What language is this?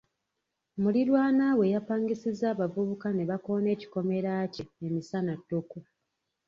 Ganda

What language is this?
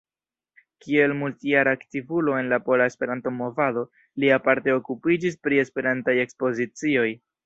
Esperanto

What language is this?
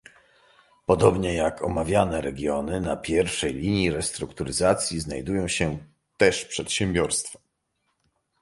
Polish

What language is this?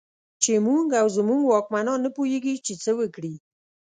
Pashto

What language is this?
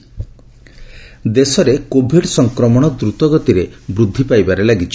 Odia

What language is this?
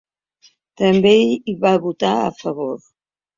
Catalan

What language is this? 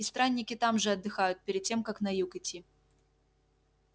Russian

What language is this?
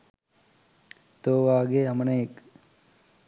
Sinhala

